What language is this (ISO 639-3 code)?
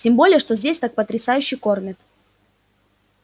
rus